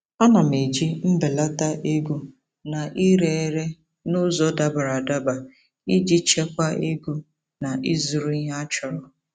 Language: Igbo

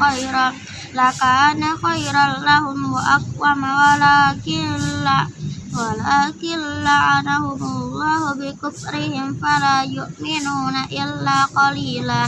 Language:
Indonesian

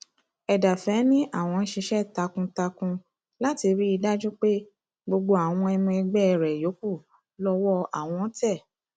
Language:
Yoruba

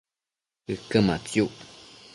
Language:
Matsés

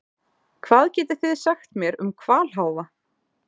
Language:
Icelandic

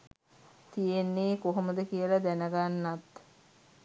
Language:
Sinhala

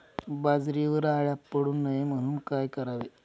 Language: Marathi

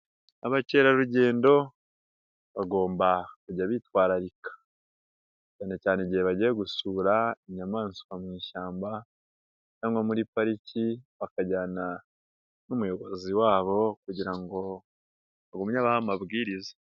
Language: Kinyarwanda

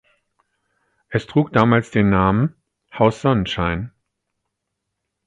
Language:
German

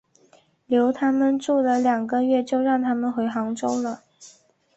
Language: Chinese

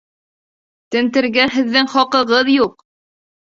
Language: Bashkir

